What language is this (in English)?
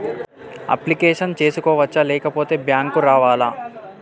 Telugu